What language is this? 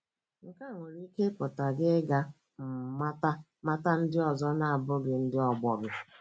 Igbo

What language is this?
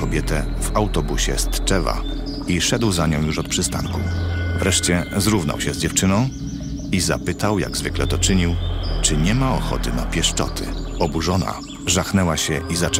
Polish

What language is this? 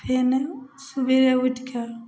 Maithili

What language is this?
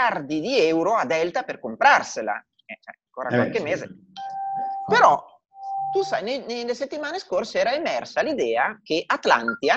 Italian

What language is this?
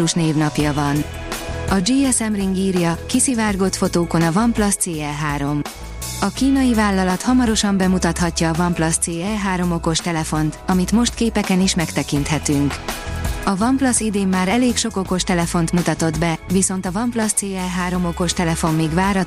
Hungarian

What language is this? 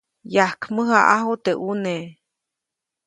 Copainalá Zoque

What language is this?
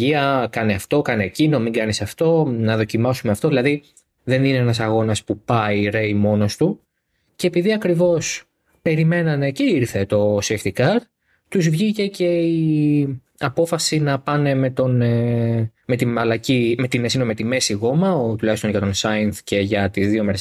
Greek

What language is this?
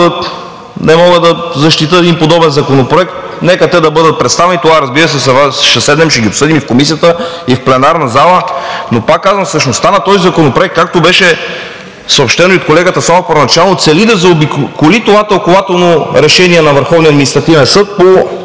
Bulgarian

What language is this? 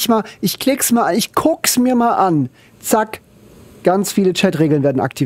German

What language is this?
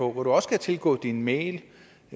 Danish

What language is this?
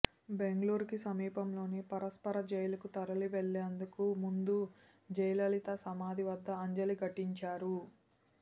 Telugu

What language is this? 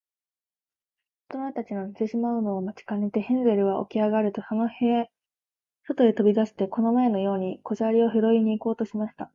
Japanese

